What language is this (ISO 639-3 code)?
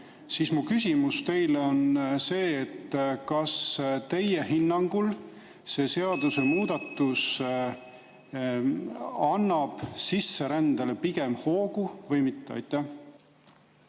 est